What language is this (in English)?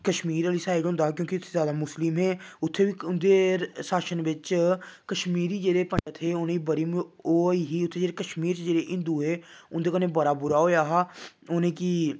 Dogri